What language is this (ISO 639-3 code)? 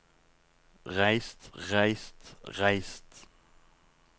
nor